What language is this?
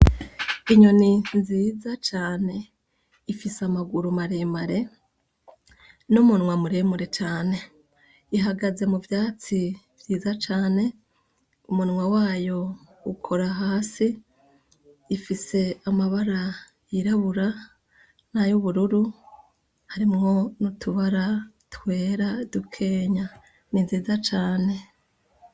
Rundi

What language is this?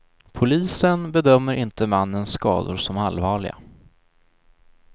Swedish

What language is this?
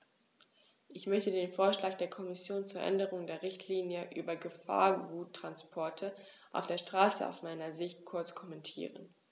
German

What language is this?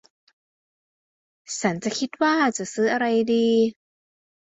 Thai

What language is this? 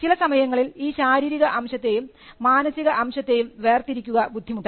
Malayalam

